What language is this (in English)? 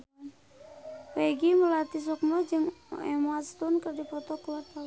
Sundanese